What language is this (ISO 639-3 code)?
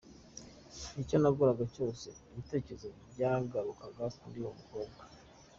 kin